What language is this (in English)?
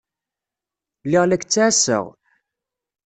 Kabyle